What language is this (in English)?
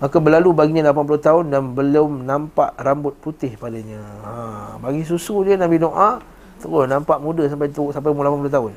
Malay